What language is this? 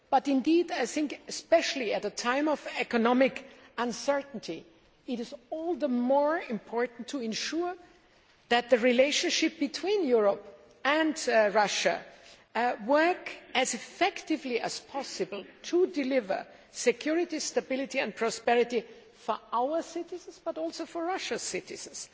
English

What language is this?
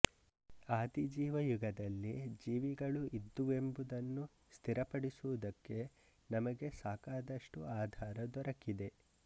Kannada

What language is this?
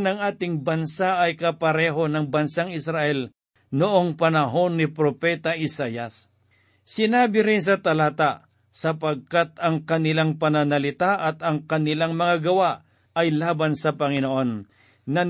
Filipino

